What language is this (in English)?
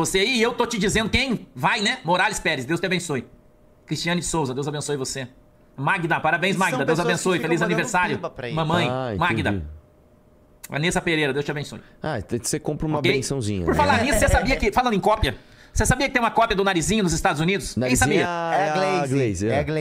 Portuguese